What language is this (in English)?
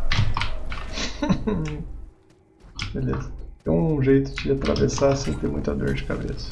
Portuguese